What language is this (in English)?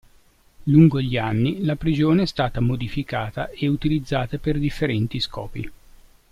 Italian